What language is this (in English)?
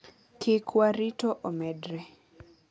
Luo (Kenya and Tanzania)